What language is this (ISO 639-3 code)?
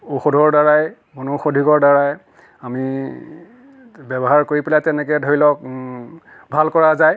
asm